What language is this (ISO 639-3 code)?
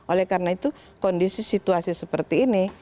ind